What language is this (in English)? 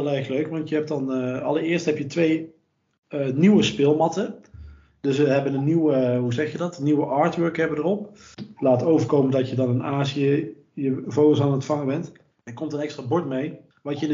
Dutch